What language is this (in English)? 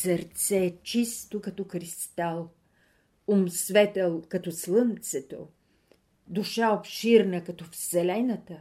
Bulgarian